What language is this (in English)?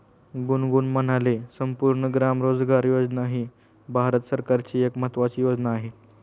Marathi